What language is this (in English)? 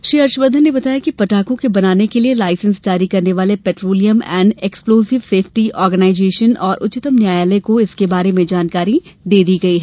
Hindi